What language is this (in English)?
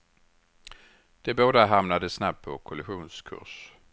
Swedish